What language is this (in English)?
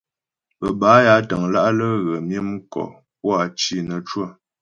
Ghomala